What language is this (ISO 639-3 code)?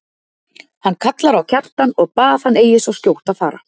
isl